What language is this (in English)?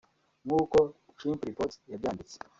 Kinyarwanda